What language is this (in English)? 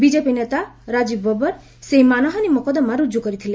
Odia